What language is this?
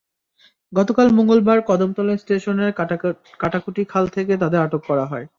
Bangla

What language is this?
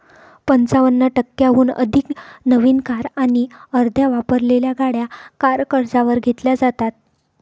Marathi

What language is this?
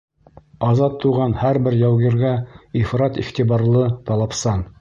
Bashkir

